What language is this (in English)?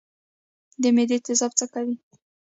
Pashto